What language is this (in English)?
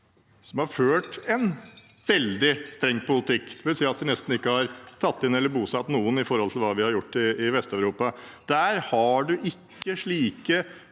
Norwegian